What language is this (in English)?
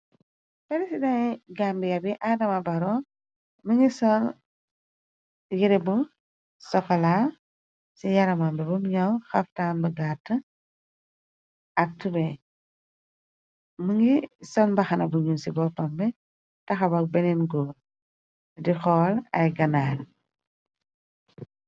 Wolof